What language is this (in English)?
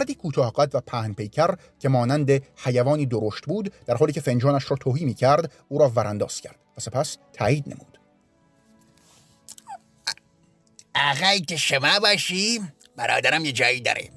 Persian